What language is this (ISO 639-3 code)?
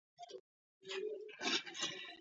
kat